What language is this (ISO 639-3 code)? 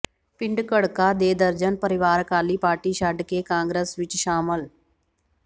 pan